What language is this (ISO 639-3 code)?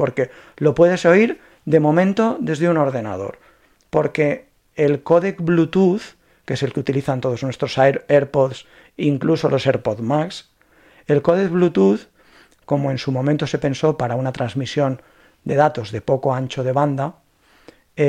spa